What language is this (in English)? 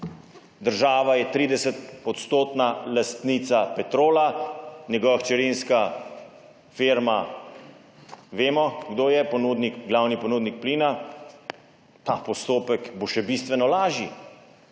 Slovenian